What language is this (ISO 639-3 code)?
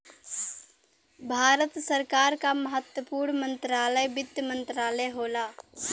bho